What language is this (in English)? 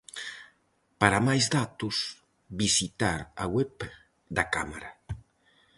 Galician